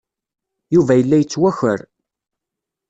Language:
Kabyle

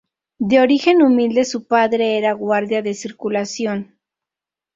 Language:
Spanish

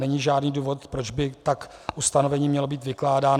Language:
Czech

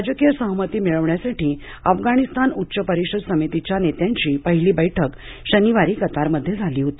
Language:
Marathi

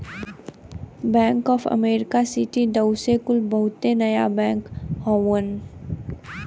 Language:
Bhojpuri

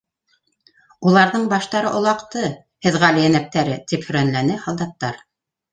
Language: Bashkir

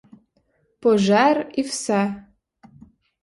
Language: Ukrainian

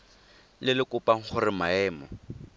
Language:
Tswana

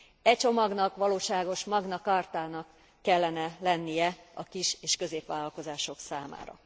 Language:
Hungarian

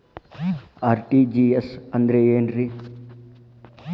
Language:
Kannada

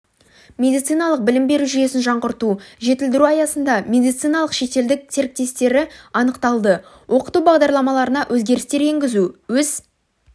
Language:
Kazakh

